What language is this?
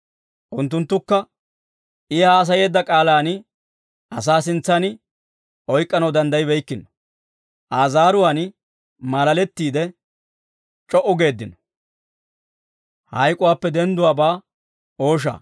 Dawro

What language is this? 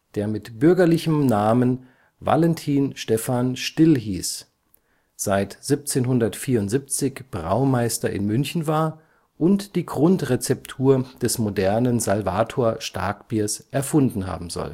German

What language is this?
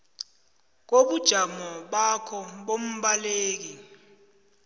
South Ndebele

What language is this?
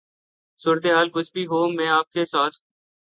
Urdu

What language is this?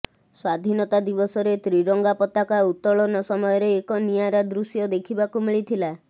Odia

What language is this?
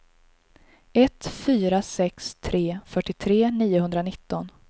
Swedish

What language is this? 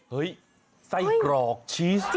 Thai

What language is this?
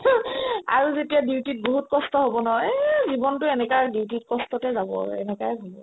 Assamese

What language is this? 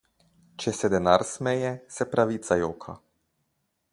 Slovenian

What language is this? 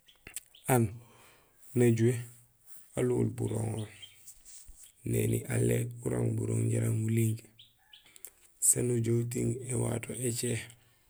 Gusilay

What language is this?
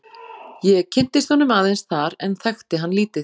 Icelandic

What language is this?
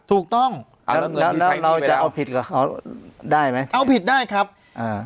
Thai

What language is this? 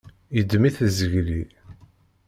Kabyle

